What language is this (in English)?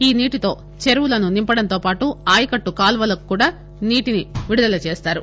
Telugu